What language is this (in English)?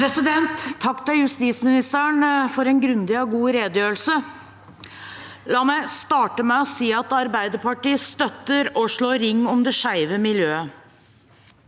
Norwegian